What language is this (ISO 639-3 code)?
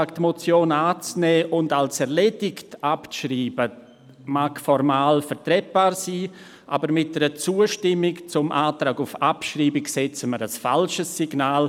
gsw